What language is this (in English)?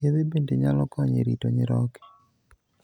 Luo (Kenya and Tanzania)